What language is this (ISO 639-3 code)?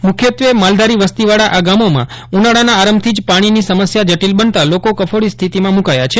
guj